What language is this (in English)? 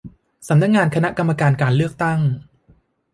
Thai